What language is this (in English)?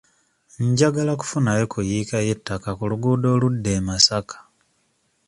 Ganda